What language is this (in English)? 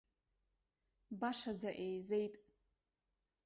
Abkhazian